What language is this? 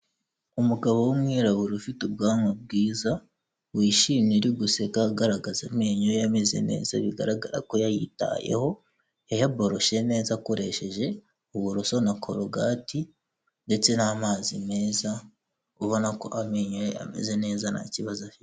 Kinyarwanda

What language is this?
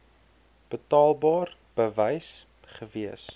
Afrikaans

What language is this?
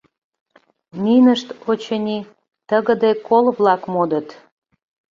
Mari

